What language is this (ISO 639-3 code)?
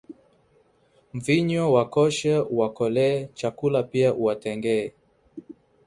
swa